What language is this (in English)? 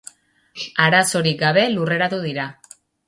Basque